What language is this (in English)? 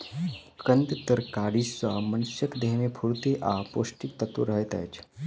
Maithili